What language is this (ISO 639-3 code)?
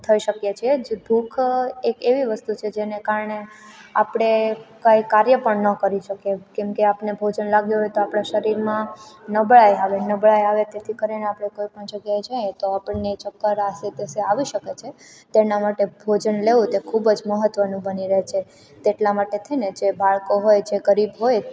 guj